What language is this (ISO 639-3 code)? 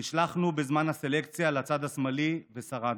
heb